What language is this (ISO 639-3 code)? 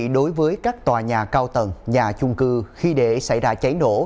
vie